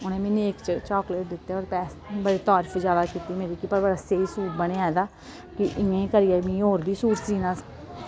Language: Dogri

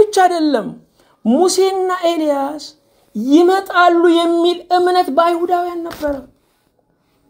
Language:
Arabic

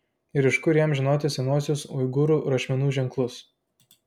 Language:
Lithuanian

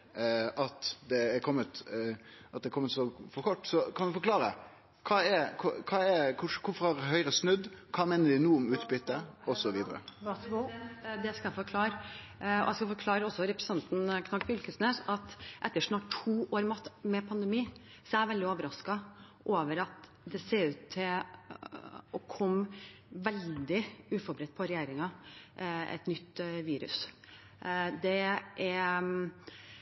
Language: Norwegian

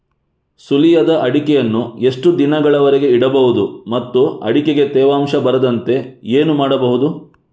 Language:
Kannada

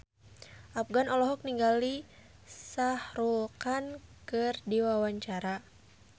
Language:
Sundanese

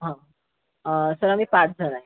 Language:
Marathi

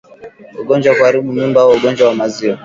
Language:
Swahili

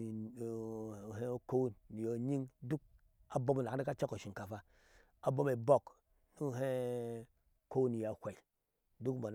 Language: Ashe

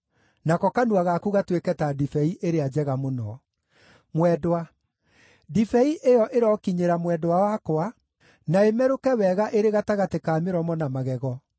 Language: Kikuyu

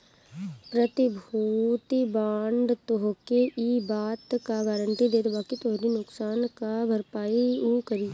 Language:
Bhojpuri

